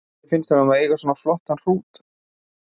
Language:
Icelandic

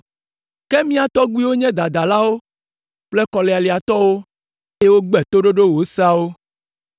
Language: Ewe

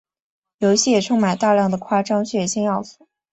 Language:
Chinese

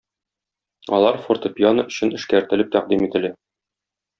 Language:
Tatar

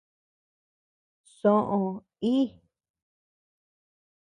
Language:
Tepeuxila Cuicatec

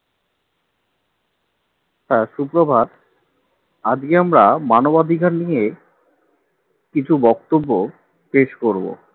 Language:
Bangla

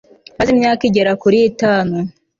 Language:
Kinyarwanda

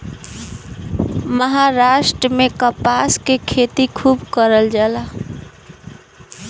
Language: Bhojpuri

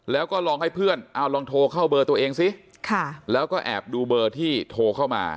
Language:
Thai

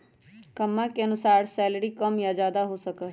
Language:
Magahi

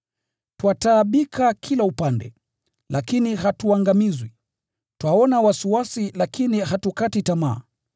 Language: Swahili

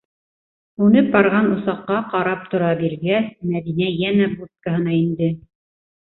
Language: Bashkir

